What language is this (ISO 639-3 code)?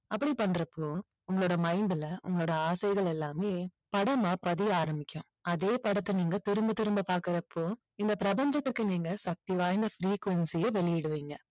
tam